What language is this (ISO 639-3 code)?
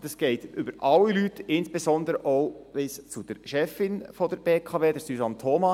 gsw